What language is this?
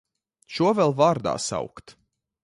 Latvian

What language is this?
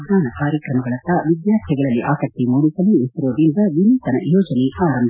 Kannada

